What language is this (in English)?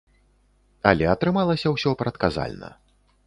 Belarusian